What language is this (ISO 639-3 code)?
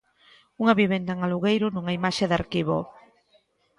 glg